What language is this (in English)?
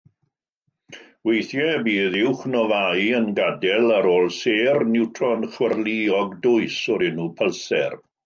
Welsh